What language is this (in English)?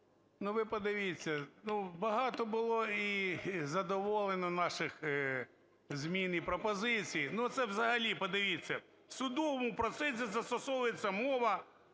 Ukrainian